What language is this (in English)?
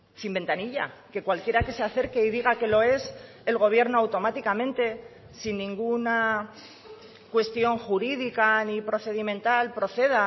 Spanish